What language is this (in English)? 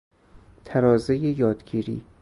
Persian